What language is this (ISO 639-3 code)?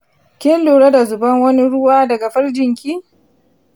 hau